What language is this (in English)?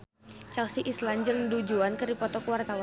Sundanese